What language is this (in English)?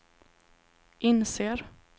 Swedish